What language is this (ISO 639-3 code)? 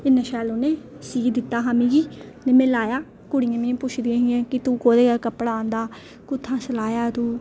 doi